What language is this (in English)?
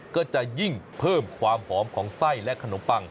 Thai